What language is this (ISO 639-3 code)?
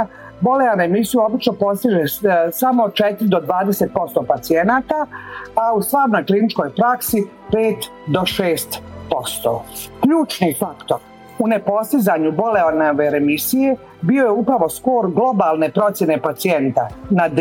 hrv